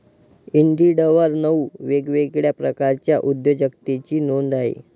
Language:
Marathi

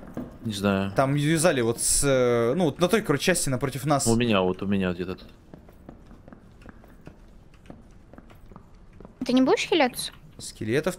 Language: Russian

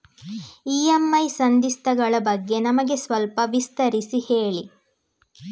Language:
Kannada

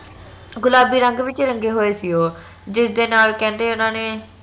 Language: Punjabi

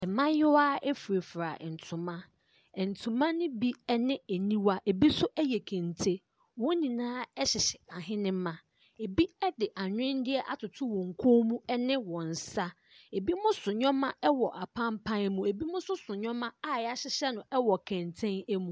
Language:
Akan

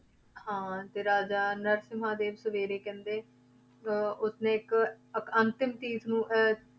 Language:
Punjabi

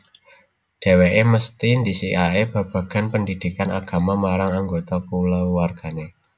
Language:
Javanese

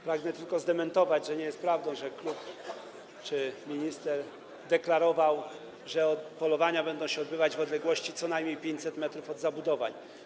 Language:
Polish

